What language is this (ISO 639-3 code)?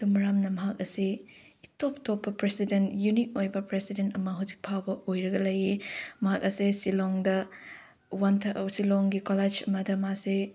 mni